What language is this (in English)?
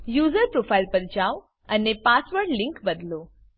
Gujarati